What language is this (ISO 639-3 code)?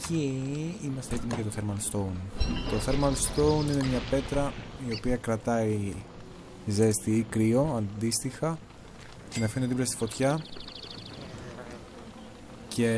ell